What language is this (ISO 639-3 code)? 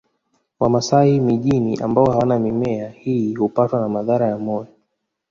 swa